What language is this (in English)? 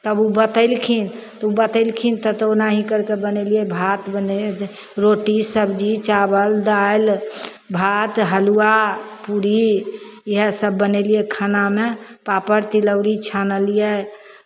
Maithili